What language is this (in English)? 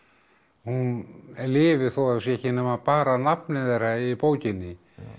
Icelandic